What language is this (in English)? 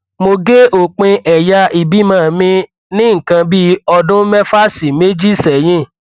Yoruba